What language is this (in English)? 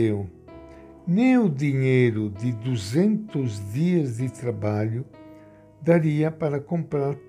Portuguese